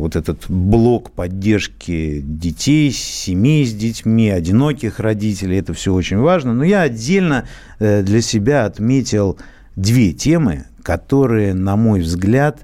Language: Russian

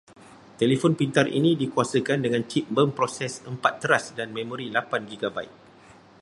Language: Malay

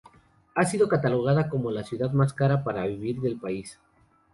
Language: Spanish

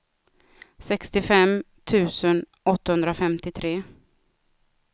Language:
Swedish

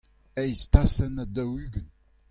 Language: Breton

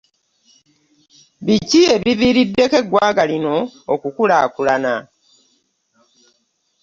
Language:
Ganda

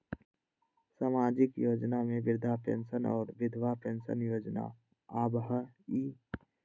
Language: Magahi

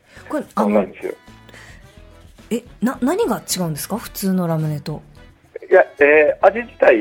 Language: Japanese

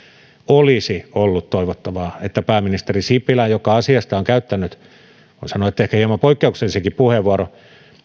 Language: Finnish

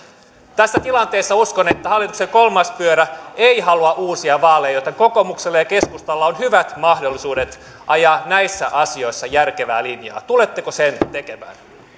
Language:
Finnish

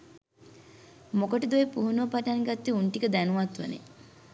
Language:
Sinhala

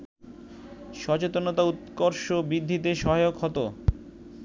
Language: Bangla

